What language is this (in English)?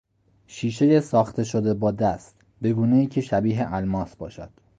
Persian